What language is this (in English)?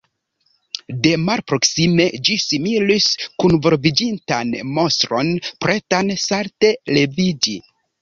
Esperanto